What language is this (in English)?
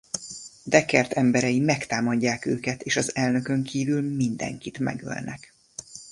Hungarian